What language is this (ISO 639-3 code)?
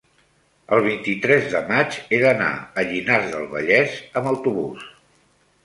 cat